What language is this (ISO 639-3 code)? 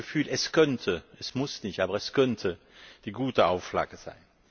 deu